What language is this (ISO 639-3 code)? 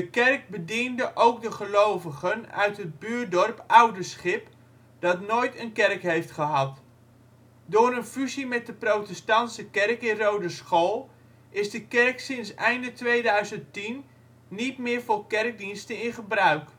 nld